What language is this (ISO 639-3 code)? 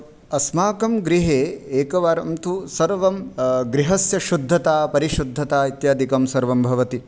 san